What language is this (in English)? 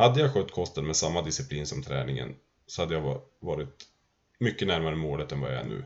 Swedish